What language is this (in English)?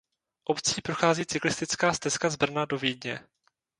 Czech